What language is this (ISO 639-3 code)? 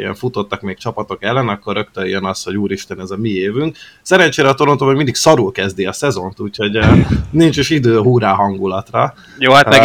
hun